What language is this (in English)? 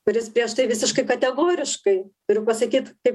Lithuanian